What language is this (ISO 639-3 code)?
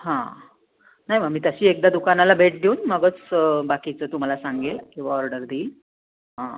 mar